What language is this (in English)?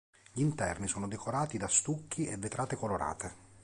Italian